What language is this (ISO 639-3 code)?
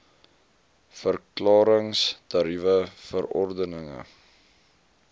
afr